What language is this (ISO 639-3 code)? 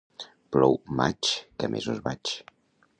cat